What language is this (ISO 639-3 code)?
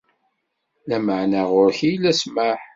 kab